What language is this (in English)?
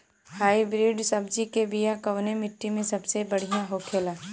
Bhojpuri